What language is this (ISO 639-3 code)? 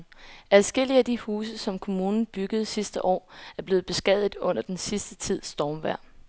dan